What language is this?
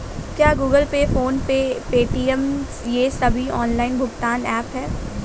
Hindi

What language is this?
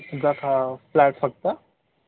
Marathi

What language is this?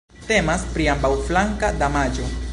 Esperanto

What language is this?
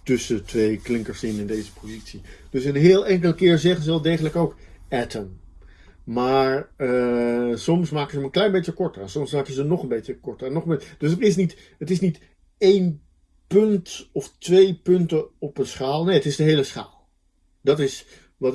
Dutch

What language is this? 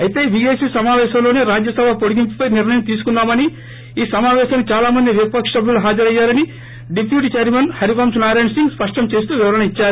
Telugu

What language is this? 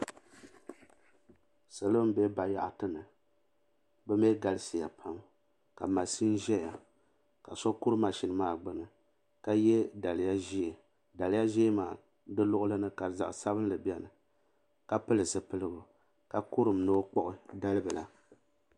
Dagbani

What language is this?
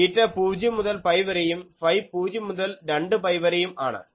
Malayalam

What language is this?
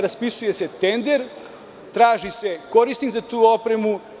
Serbian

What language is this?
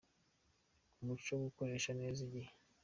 Kinyarwanda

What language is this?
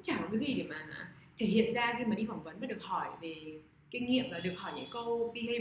Vietnamese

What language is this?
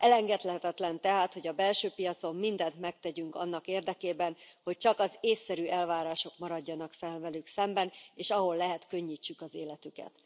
Hungarian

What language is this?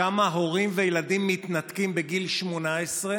Hebrew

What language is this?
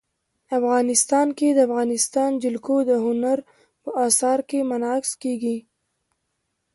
Pashto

